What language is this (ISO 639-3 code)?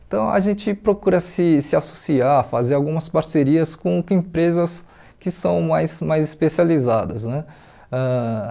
por